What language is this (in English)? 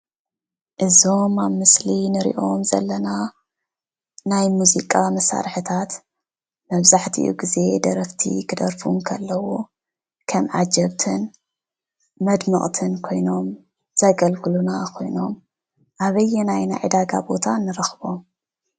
Tigrinya